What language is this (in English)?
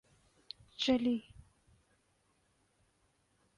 Urdu